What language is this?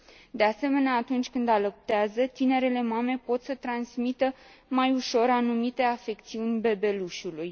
Romanian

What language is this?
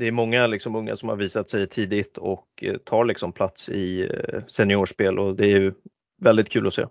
Swedish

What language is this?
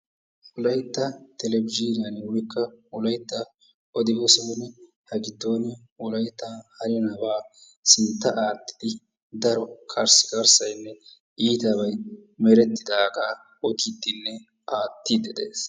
Wolaytta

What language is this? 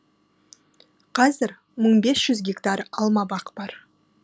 Kazakh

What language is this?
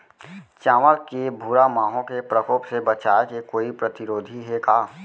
Chhattisgarhi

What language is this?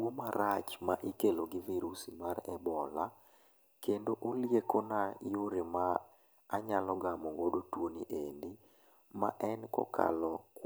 Luo (Kenya and Tanzania)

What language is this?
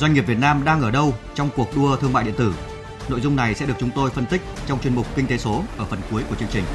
Vietnamese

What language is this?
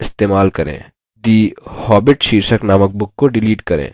Hindi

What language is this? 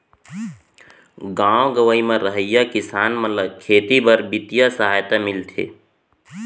Chhattisgarhi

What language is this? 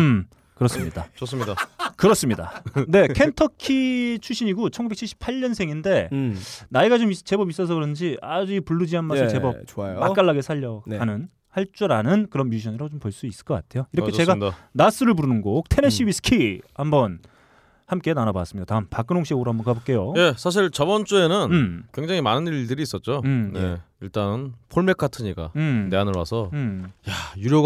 Korean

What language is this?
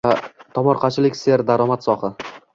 Uzbek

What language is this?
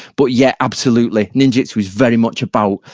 English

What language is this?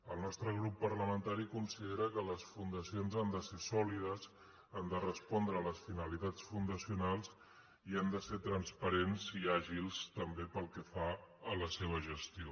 Catalan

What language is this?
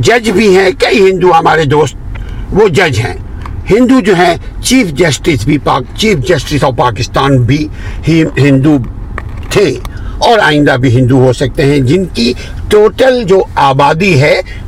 Urdu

